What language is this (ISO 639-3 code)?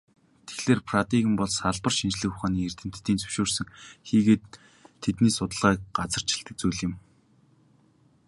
mon